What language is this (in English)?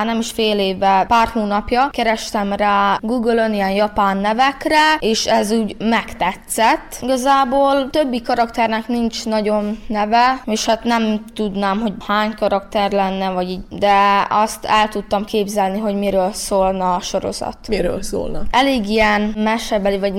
Hungarian